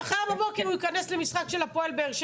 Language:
Hebrew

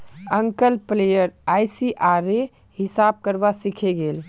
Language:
Magahi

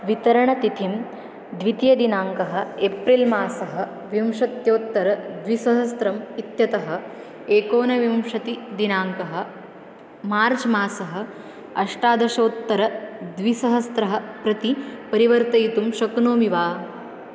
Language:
Sanskrit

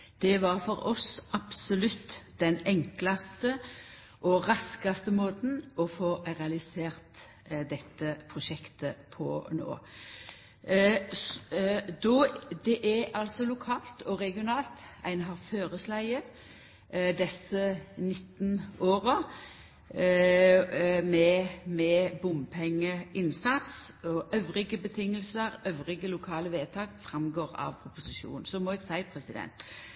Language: Norwegian Nynorsk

